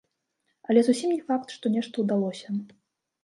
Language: Belarusian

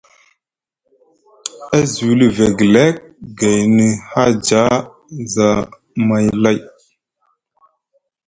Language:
Musgu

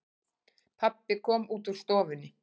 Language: Icelandic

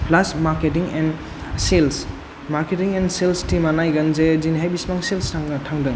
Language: Bodo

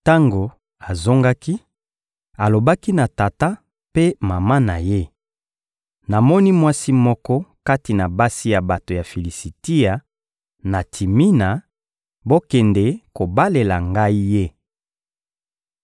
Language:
Lingala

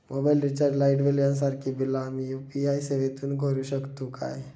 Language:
Marathi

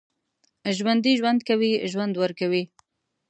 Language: Pashto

